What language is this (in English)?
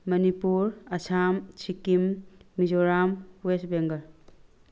Manipuri